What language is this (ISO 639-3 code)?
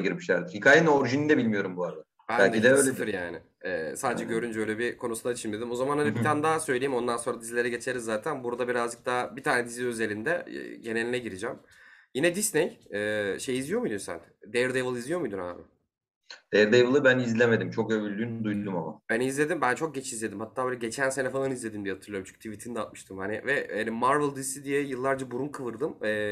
tur